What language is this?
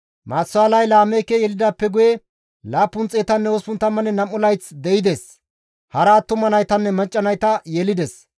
Gamo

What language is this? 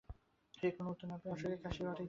Bangla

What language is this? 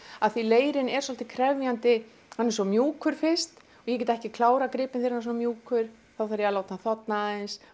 Icelandic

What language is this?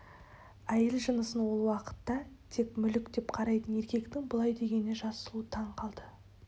Kazakh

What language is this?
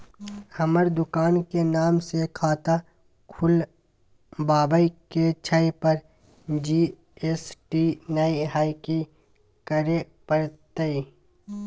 Maithili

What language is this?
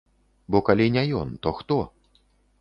Belarusian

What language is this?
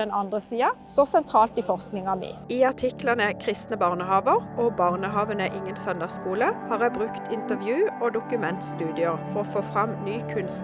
Norwegian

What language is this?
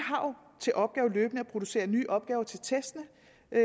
Danish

